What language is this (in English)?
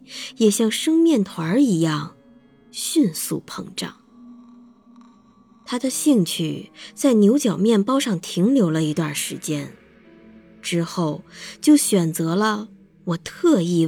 Chinese